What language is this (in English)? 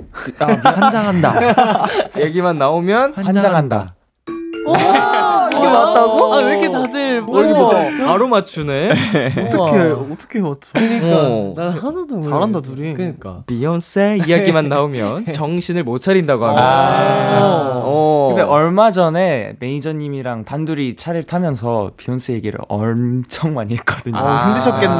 Korean